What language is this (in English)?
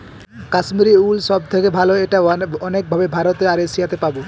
Bangla